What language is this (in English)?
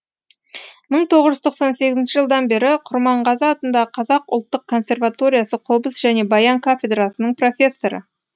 Kazakh